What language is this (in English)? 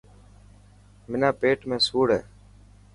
Dhatki